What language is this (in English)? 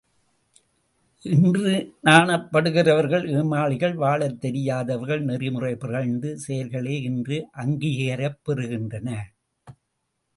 Tamil